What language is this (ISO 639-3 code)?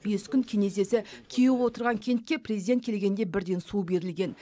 kaz